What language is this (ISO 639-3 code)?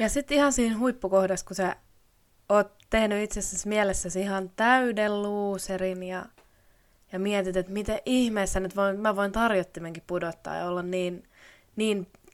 fin